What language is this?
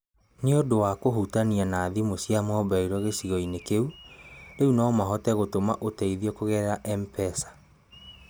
Kikuyu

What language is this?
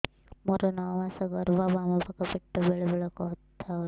Odia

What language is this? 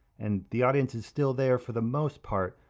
English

